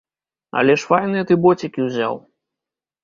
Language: Belarusian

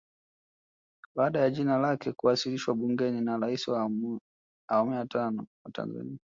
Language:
Swahili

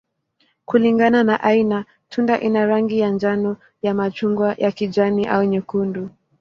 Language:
Swahili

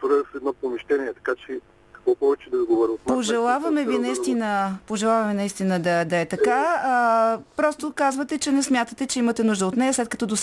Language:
Bulgarian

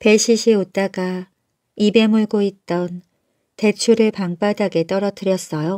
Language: Korean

